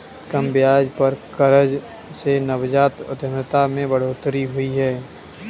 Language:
Hindi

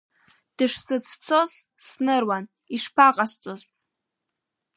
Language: Abkhazian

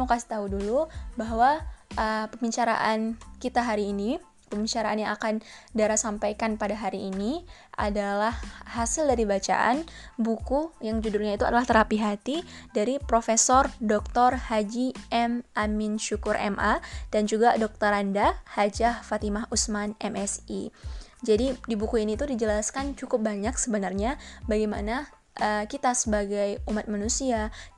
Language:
Indonesian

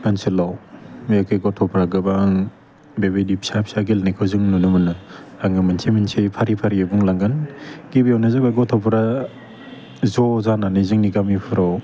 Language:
Bodo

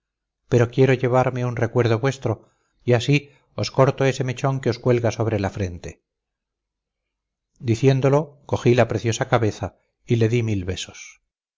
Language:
Spanish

